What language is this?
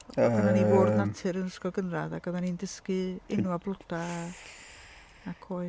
Welsh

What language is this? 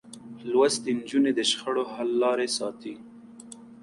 Pashto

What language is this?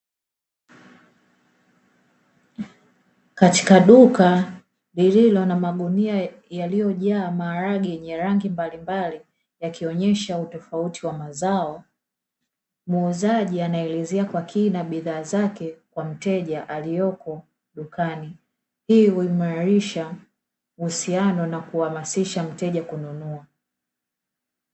Swahili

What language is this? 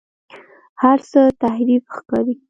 Pashto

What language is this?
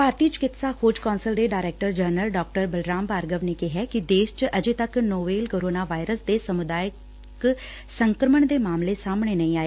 Punjabi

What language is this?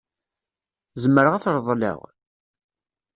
Kabyle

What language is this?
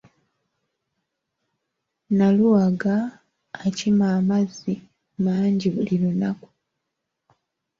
Ganda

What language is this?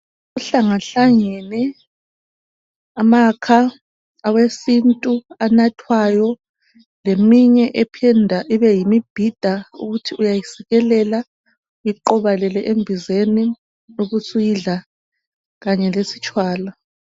North Ndebele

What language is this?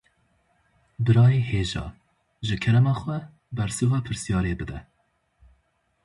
Kurdish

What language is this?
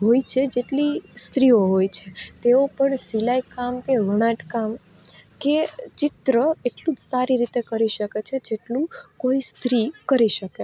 Gujarati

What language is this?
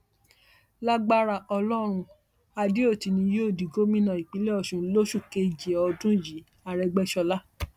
Yoruba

